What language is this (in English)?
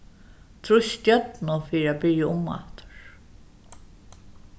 Faroese